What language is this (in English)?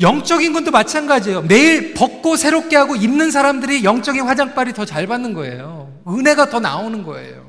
Korean